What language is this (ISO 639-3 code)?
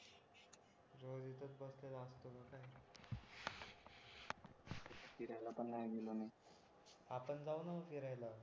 mar